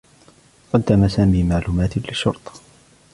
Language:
Arabic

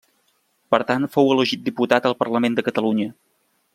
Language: Catalan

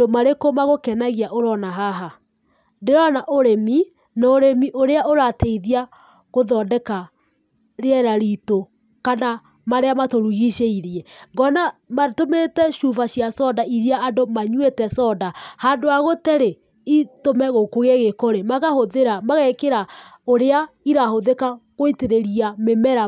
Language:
Kikuyu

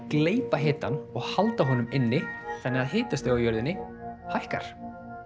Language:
Icelandic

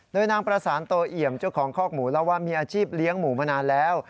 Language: Thai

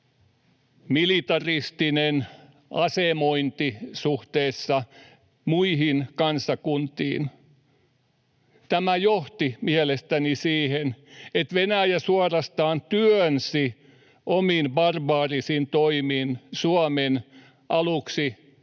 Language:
Finnish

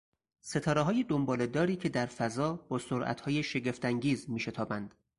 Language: Persian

